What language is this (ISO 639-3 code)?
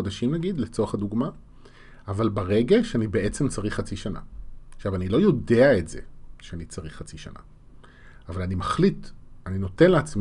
heb